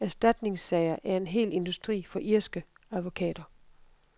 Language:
Danish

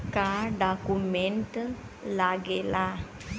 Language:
Bhojpuri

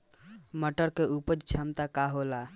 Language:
Bhojpuri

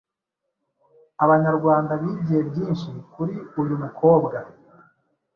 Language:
Kinyarwanda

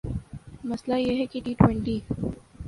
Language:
Urdu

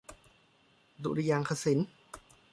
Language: Thai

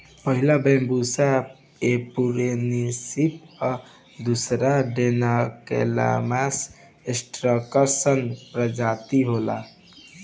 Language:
Bhojpuri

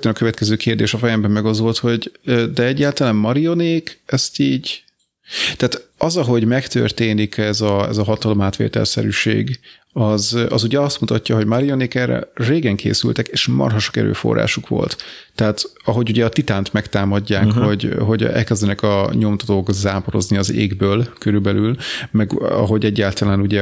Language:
Hungarian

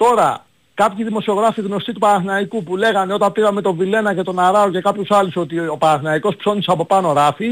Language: Greek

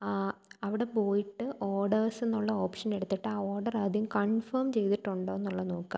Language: Malayalam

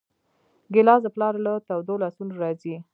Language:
Pashto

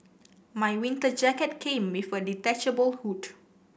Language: English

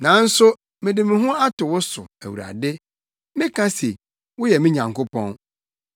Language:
Akan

